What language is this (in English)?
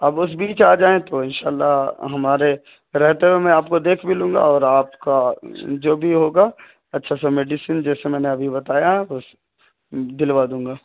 Urdu